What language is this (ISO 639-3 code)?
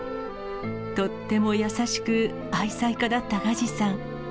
jpn